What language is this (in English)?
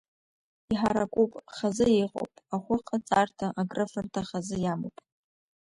Abkhazian